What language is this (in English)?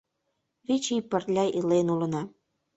Mari